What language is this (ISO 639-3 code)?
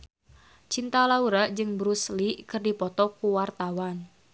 sun